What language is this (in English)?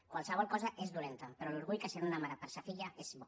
Catalan